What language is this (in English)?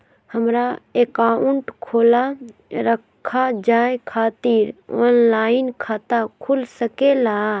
Magahi